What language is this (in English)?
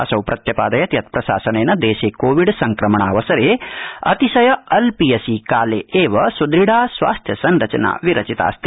Sanskrit